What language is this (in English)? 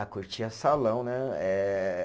Portuguese